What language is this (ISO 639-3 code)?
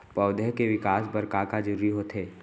hne